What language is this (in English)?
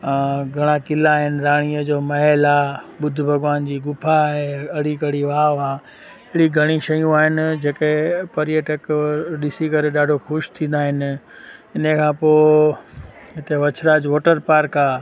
Sindhi